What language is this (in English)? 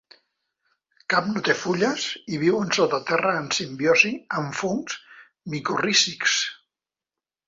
Catalan